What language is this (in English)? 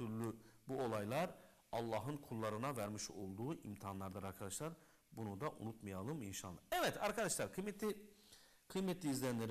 Turkish